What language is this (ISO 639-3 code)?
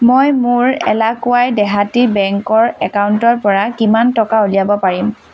asm